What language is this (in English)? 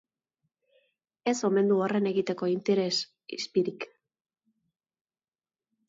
Basque